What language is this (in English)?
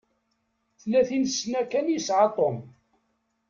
Kabyle